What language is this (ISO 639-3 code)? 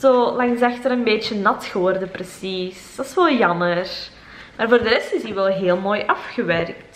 nld